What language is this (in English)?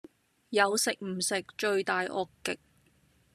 Cantonese